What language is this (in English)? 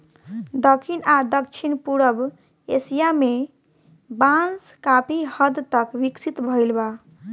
Bhojpuri